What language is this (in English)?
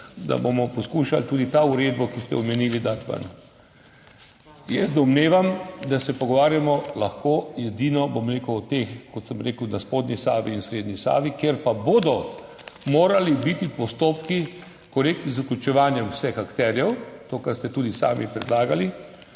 Slovenian